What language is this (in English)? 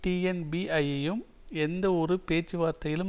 Tamil